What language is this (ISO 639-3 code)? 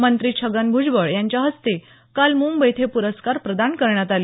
mar